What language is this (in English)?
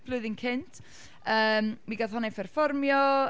Welsh